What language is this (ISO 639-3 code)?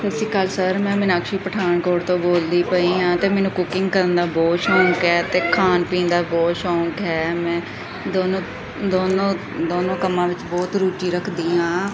pan